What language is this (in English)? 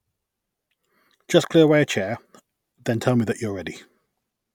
English